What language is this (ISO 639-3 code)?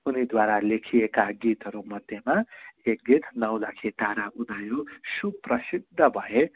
nep